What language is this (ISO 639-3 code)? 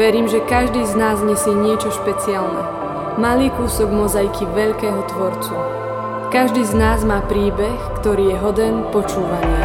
slk